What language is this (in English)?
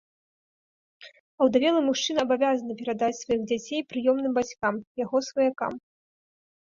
Belarusian